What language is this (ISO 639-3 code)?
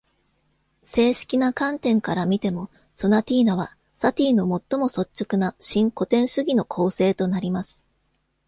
jpn